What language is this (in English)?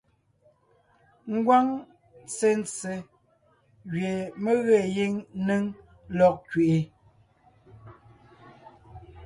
Ngiemboon